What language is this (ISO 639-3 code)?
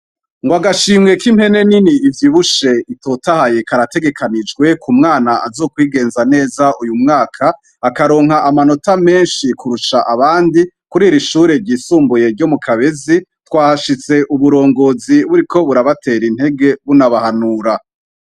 run